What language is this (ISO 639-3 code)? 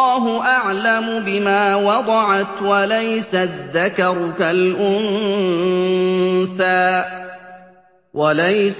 ara